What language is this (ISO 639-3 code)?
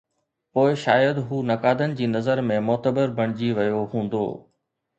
snd